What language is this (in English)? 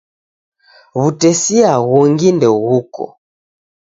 Taita